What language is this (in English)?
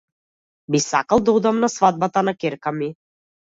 Macedonian